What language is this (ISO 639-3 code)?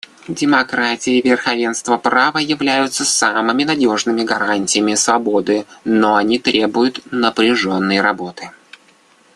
rus